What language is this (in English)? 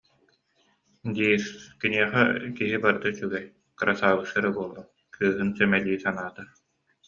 Yakut